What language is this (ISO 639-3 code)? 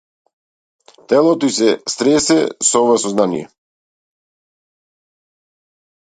mkd